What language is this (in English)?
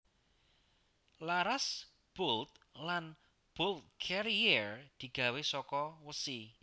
Javanese